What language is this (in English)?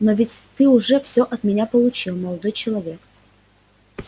Russian